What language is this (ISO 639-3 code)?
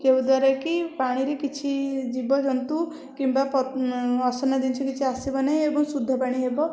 ori